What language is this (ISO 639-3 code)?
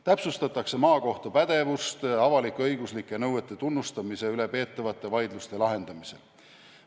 est